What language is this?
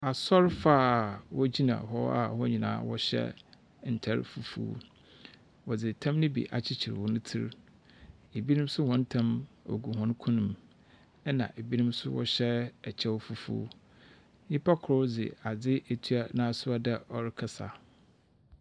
Akan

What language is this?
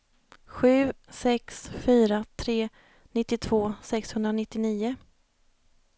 Swedish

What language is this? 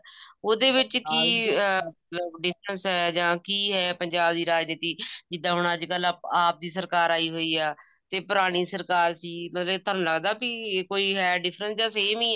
Punjabi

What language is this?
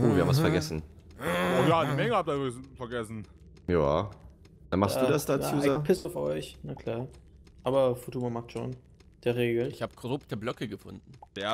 German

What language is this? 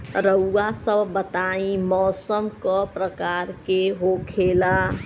Bhojpuri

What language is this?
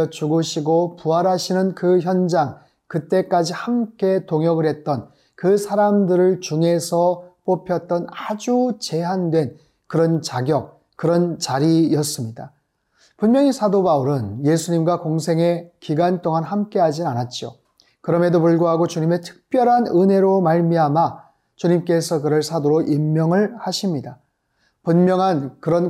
Korean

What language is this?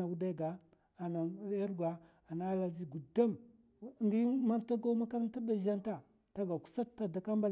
Mafa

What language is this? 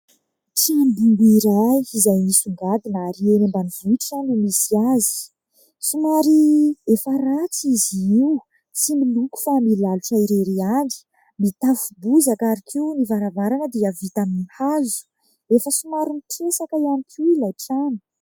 Malagasy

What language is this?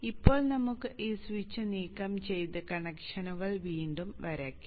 Malayalam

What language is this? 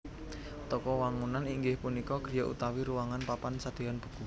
Javanese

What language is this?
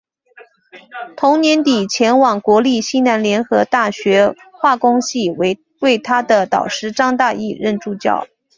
Chinese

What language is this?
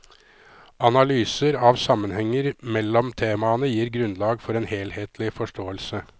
Norwegian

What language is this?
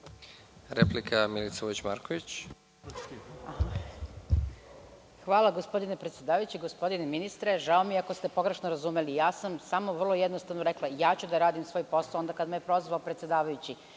Serbian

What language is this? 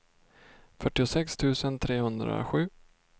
Swedish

